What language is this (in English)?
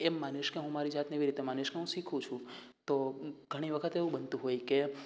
Gujarati